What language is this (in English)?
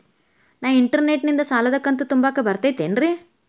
Kannada